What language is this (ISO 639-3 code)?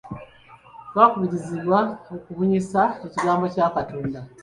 lug